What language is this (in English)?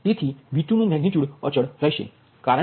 Gujarati